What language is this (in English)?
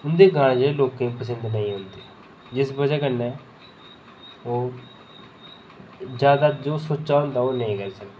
Dogri